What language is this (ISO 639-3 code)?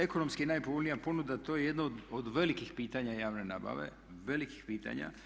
hrv